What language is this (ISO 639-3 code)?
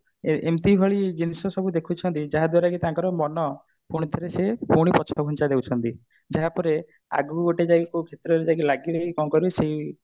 ori